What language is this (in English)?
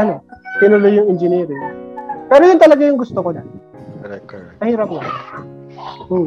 Filipino